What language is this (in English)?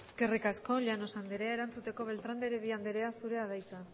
Basque